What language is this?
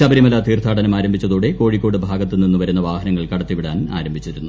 Malayalam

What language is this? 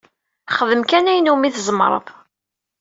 Kabyle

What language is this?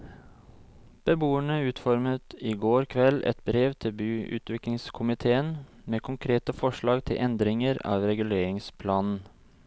Norwegian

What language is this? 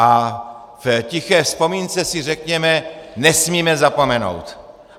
Czech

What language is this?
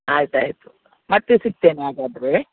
Kannada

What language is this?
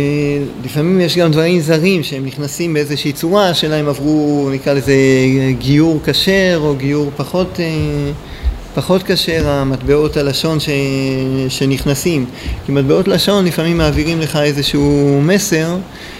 Hebrew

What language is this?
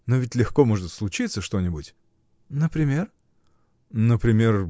Russian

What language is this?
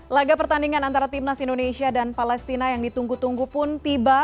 Indonesian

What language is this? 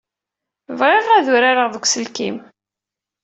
Kabyle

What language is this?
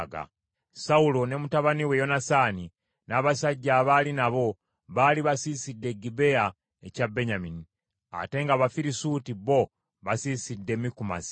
Ganda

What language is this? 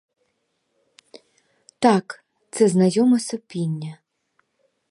Ukrainian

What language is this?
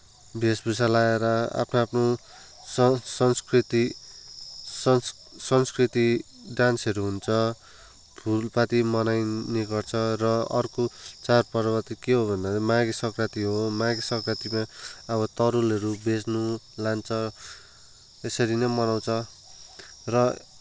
Nepali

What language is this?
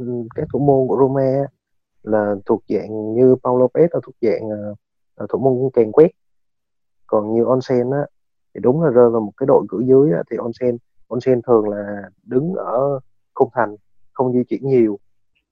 Vietnamese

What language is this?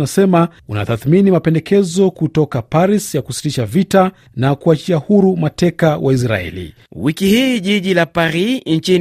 Swahili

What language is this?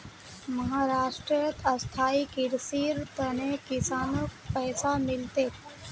Magahi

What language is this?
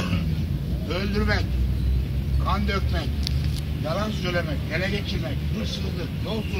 Turkish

